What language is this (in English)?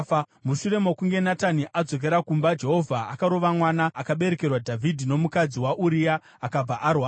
Shona